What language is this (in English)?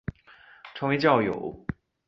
Chinese